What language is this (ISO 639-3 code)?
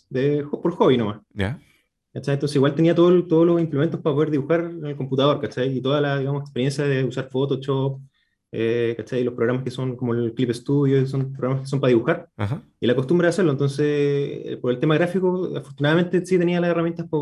spa